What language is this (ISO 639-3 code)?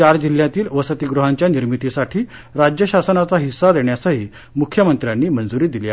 mar